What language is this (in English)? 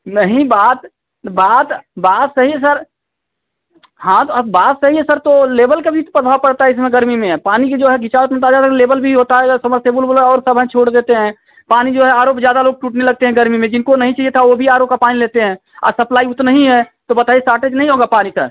Hindi